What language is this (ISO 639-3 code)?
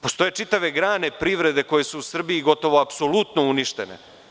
srp